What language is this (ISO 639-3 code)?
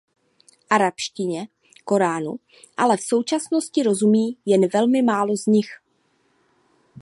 ces